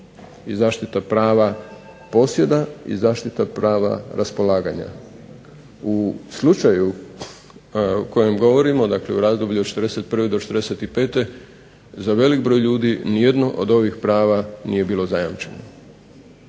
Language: Croatian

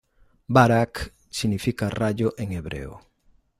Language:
Spanish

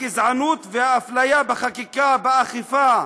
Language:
Hebrew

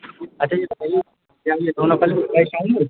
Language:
Urdu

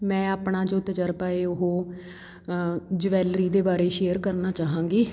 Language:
Punjabi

